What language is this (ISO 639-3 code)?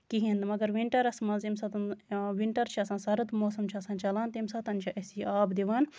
kas